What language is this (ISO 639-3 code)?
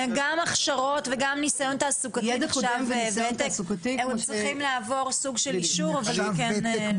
heb